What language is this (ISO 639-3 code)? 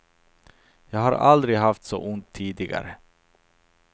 swe